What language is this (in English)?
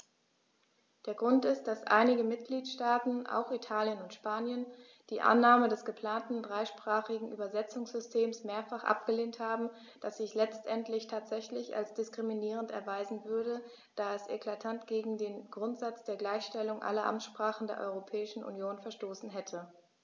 German